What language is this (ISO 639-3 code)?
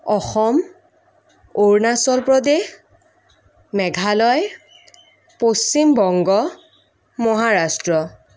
asm